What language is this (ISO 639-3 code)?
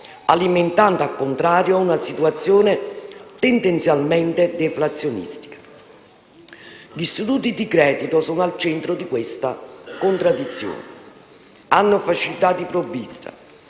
ita